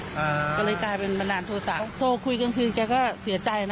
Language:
Thai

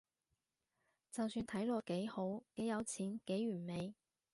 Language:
Cantonese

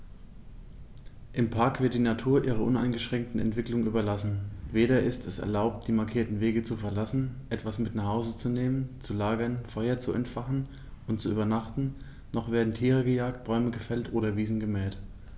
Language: German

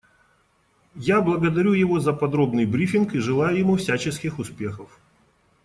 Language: Russian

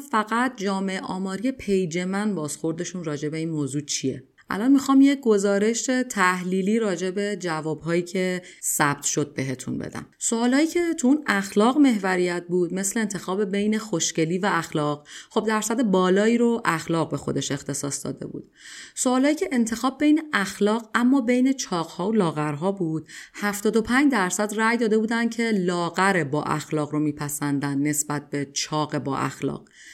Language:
Persian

